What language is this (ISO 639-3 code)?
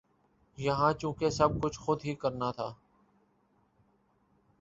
urd